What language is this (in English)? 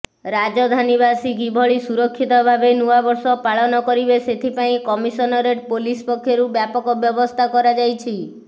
Odia